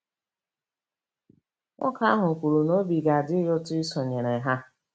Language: Igbo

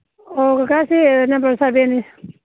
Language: Manipuri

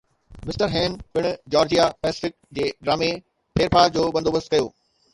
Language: Sindhi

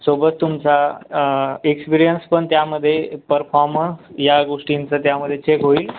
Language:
Marathi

